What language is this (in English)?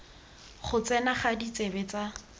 Tswana